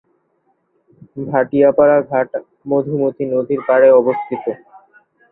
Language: Bangla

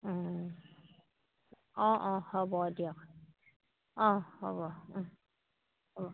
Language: Assamese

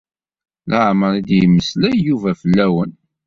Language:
Kabyle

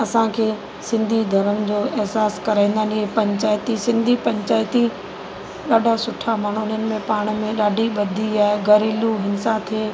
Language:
Sindhi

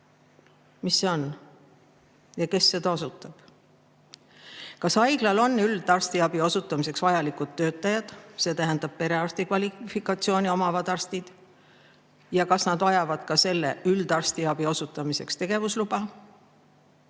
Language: Estonian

